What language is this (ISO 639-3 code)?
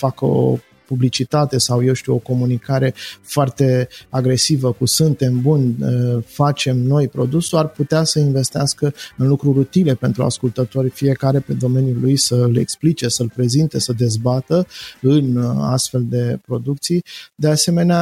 ron